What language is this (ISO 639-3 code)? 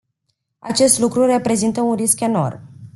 ron